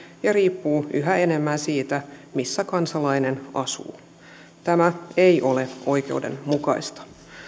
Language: Finnish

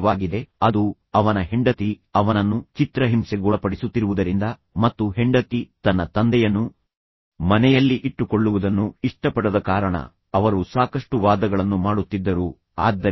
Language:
Kannada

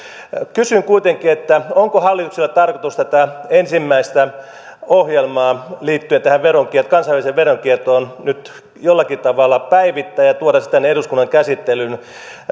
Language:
Finnish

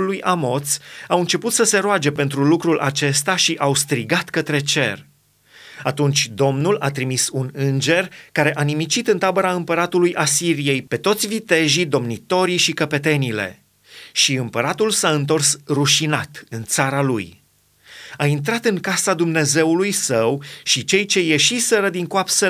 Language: Romanian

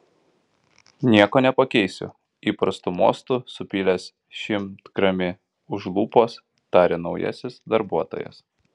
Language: Lithuanian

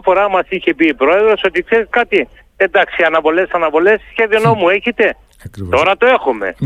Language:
Greek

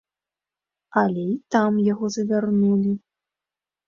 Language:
Belarusian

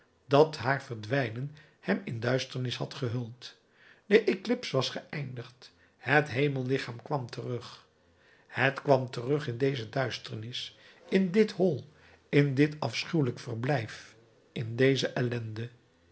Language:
Dutch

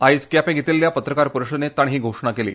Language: Konkani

